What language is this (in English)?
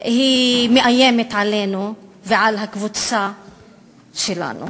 Hebrew